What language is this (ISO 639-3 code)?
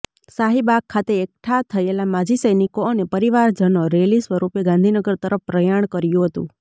guj